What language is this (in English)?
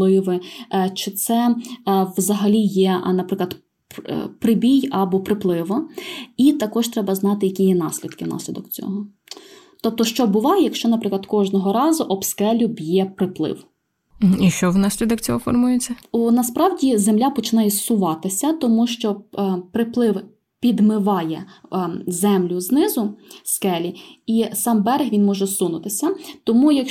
Ukrainian